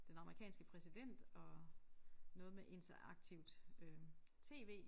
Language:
Danish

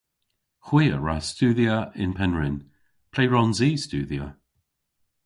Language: Cornish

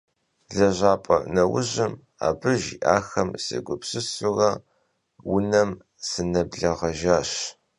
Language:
Kabardian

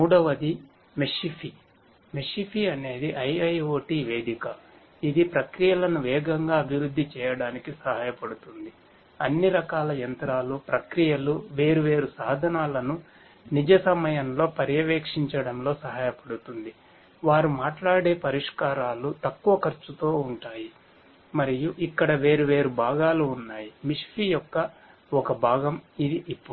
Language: Telugu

